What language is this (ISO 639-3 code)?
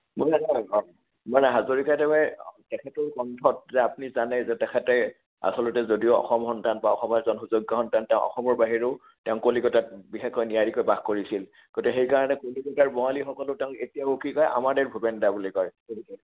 asm